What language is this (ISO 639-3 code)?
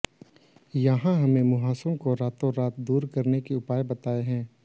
hin